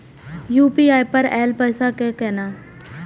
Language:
Maithili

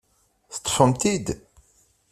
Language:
Kabyle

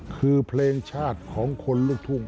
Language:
Thai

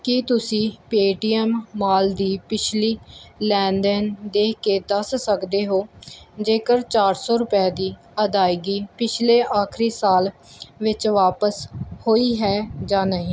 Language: Punjabi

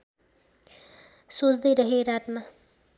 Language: Nepali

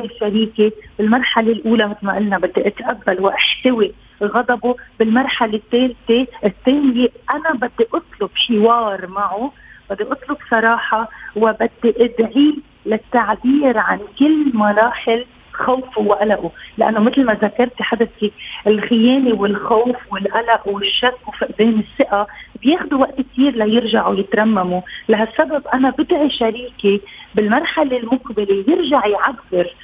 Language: Arabic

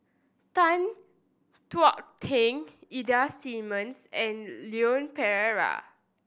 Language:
English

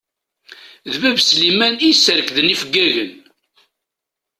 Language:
Kabyle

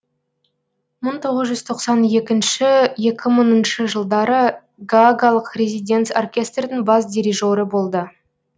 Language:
Kazakh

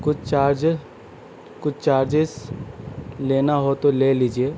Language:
Urdu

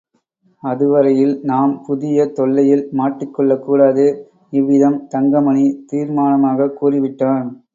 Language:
Tamil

